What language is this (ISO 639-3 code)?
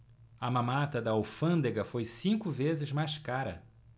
por